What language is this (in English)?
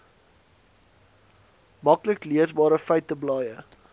Afrikaans